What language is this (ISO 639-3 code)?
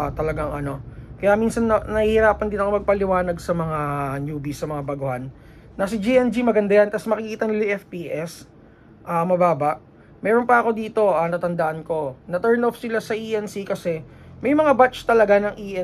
fil